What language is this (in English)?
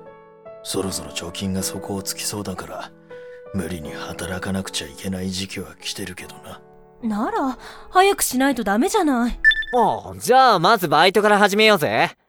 Japanese